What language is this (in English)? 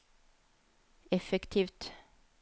Norwegian